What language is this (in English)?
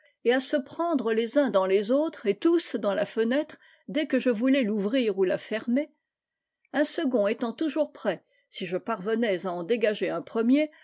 French